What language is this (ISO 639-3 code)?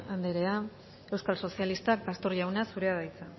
eus